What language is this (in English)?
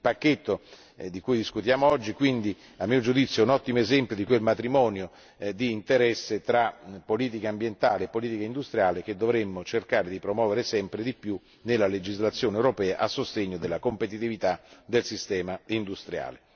Italian